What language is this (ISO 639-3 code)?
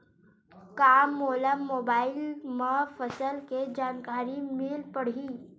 hne